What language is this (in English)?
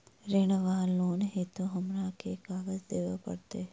Maithili